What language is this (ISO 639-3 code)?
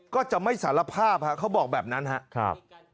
tha